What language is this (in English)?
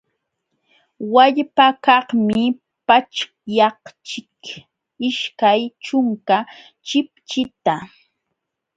Jauja Wanca Quechua